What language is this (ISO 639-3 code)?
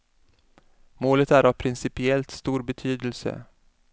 swe